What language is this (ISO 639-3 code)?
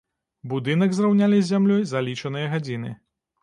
bel